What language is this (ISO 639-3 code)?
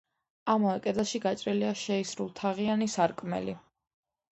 kat